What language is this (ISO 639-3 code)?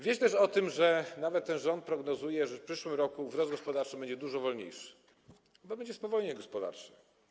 pol